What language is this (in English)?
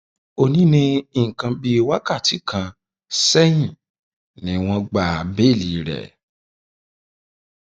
Yoruba